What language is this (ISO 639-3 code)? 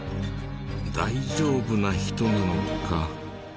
jpn